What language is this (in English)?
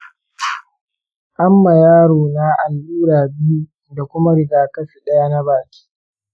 Hausa